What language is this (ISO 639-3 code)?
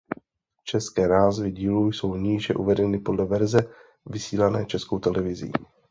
ces